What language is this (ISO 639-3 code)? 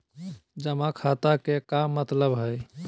mag